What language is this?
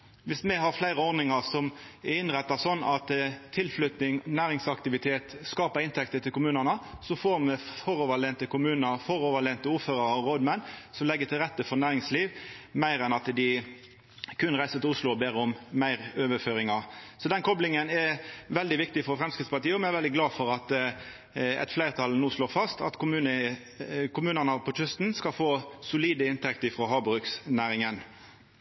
Norwegian Nynorsk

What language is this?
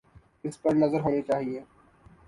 Urdu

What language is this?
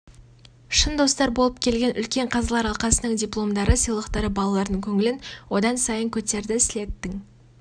Kazakh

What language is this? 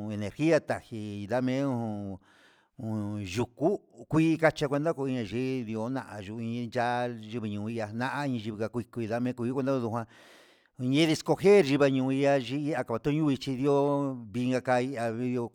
Huitepec Mixtec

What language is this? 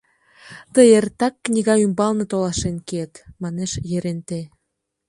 Mari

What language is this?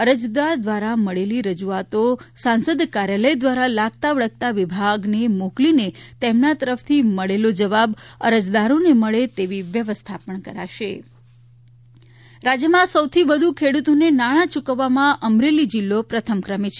Gujarati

